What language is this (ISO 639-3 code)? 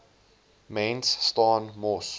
afr